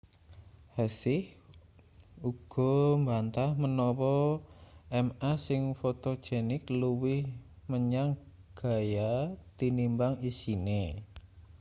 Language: Javanese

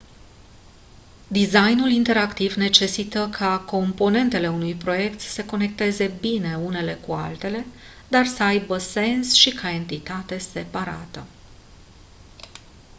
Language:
Romanian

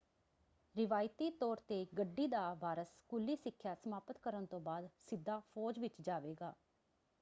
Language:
Punjabi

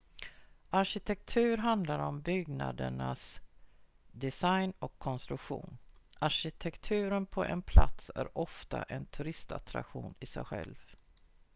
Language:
Swedish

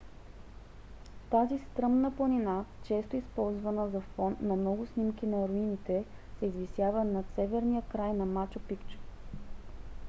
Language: Bulgarian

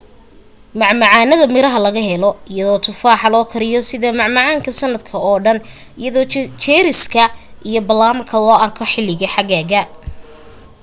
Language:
Somali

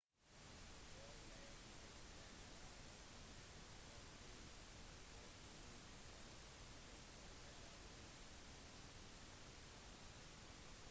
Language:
Norwegian Bokmål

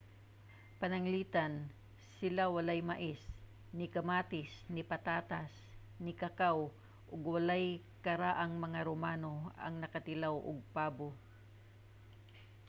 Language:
Cebuano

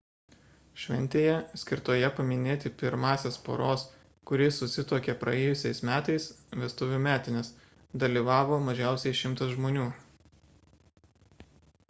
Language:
Lithuanian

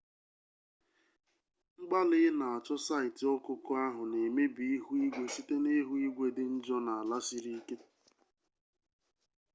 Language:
Igbo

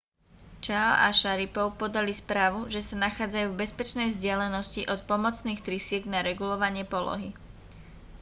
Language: Slovak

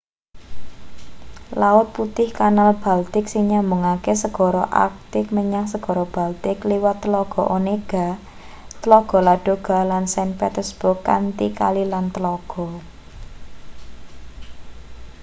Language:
Javanese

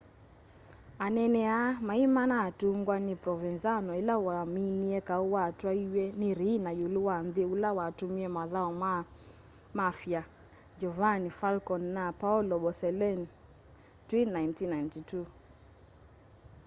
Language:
Kamba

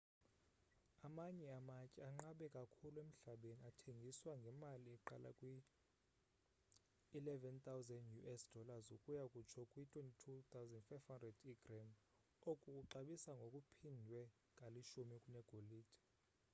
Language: Xhosa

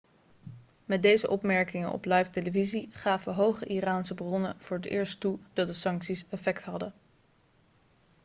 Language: Dutch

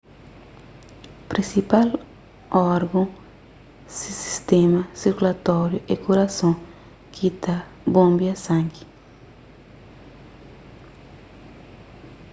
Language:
Kabuverdianu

